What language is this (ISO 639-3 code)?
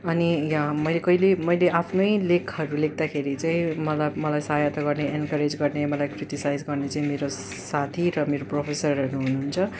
nep